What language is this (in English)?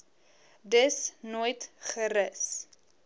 Afrikaans